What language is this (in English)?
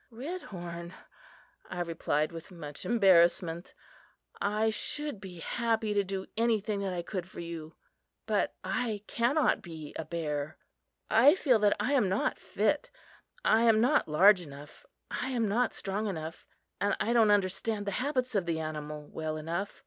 English